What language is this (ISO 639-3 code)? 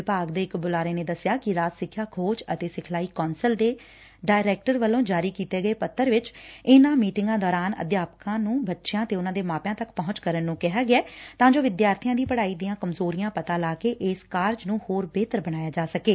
pan